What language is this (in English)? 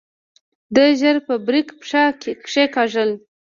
Pashto